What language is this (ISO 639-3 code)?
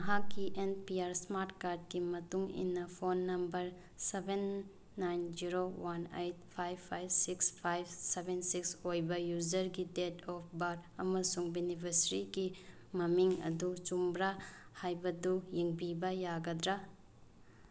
mni